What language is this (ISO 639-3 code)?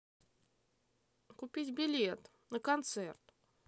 rus